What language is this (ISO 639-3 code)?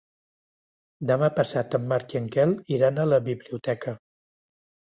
cat